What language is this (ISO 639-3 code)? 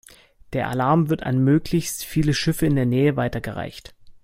deu